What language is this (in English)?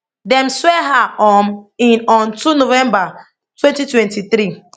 Nigerian Pidgin